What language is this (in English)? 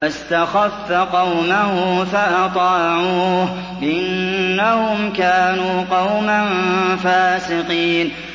Arabic